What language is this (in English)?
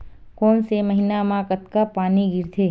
Chhattisgarhi